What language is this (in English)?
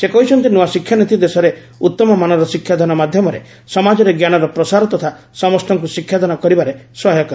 Odia